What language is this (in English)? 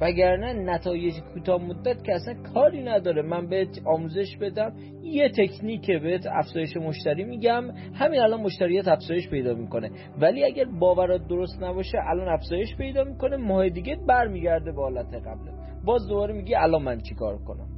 Persian